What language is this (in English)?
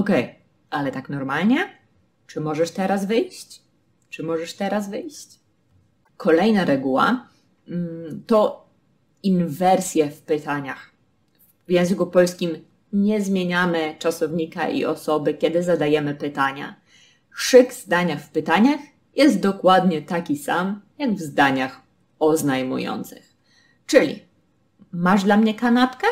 Polish